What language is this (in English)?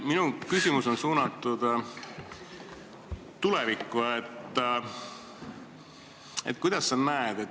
Estonian